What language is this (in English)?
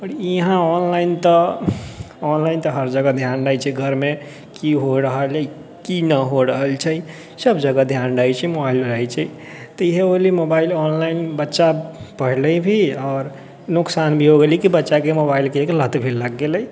Maithili